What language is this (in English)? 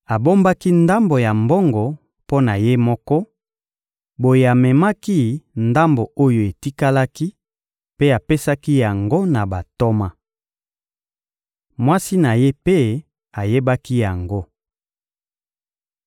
Lingala